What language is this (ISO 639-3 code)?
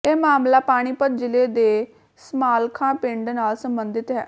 pan